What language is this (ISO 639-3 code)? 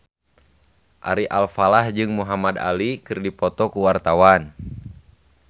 sun